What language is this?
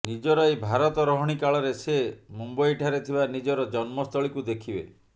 Odia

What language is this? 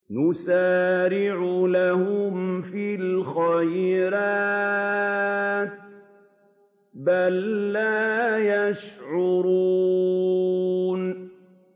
Arabic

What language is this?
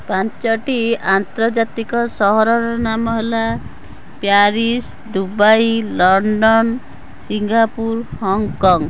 Odia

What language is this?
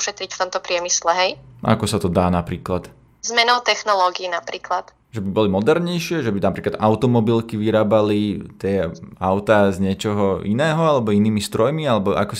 Slovak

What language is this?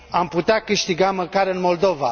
Romanian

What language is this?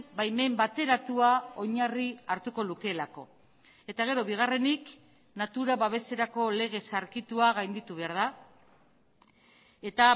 Basque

